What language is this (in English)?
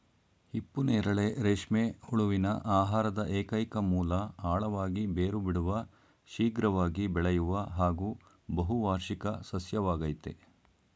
Kannada